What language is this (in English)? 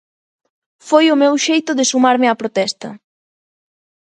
Galician